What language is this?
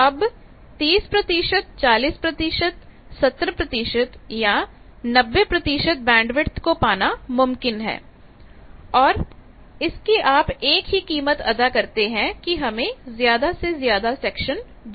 Hindi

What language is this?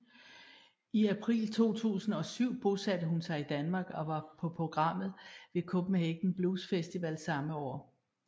Danish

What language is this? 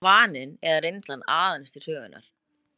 Icelandic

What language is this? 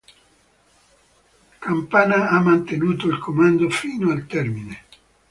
Italian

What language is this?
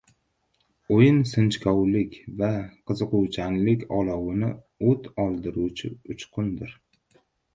Uzbek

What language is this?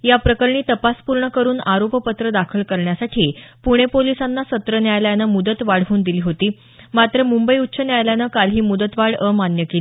Marathi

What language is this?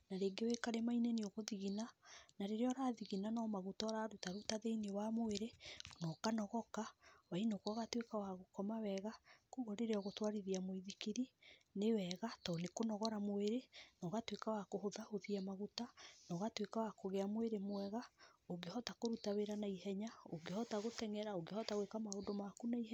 Kikuyu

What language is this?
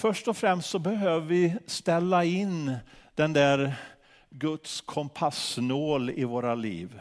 Swedish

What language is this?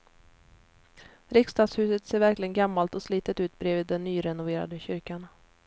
Swedish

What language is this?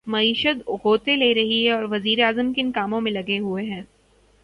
Urdu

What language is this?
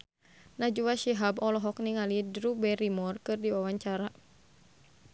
Sundanese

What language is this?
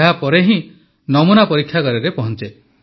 Odia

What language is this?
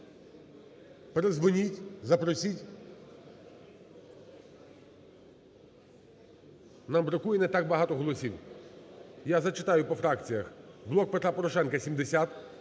Ukrainian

